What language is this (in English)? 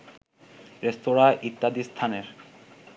Bangla